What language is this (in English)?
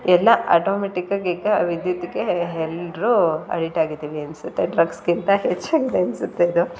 Kannada